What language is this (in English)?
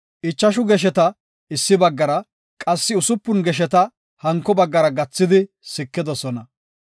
Gofa